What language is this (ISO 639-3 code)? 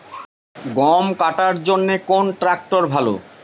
ben